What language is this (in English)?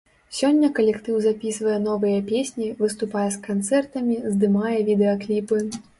Belarusian